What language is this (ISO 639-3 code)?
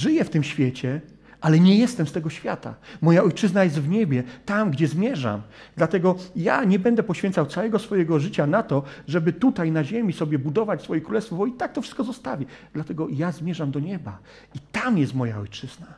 pol